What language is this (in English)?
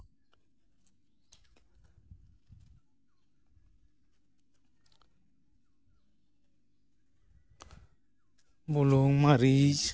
Santali